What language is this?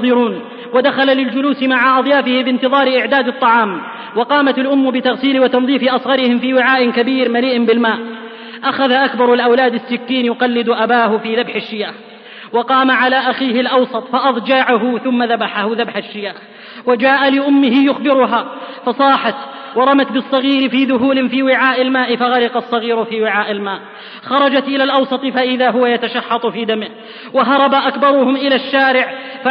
Arabic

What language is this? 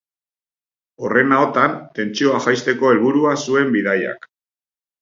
Basque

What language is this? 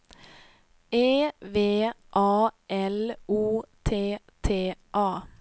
Swedish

